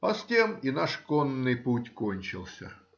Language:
Russian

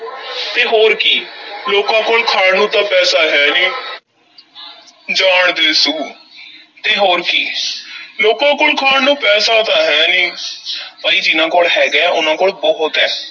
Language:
Punjabi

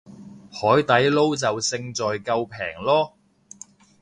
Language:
Cantonese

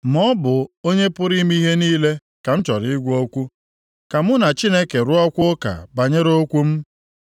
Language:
Igbo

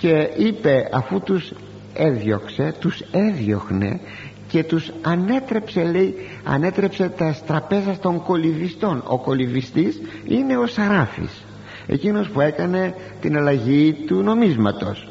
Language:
Greek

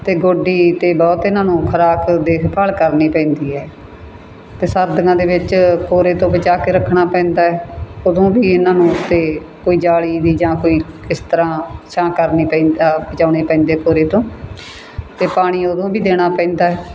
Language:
Punjabi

